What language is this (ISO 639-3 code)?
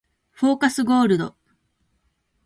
jpn